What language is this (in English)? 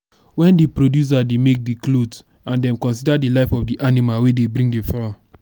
Nigerian Pidgin